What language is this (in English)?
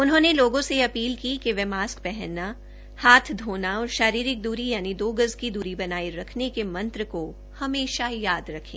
Hindi